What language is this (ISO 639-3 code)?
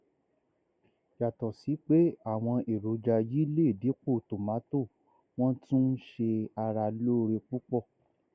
yor